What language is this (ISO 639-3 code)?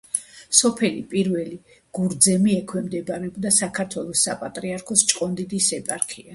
kat